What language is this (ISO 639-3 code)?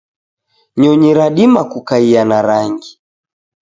dav